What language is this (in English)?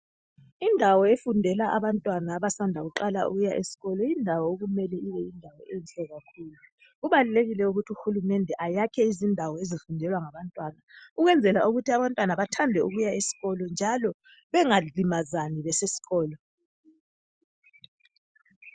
North Ndebele